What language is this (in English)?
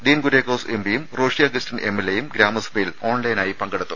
Malayalam